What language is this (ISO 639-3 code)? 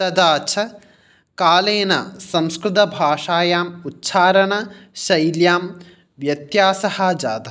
san